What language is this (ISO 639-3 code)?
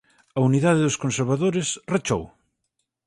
glg